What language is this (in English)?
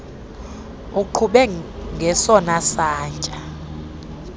Xhosa